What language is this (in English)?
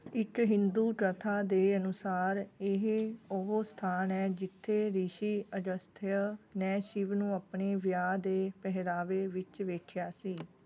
Punjabi